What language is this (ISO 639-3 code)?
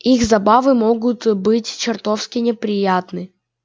rus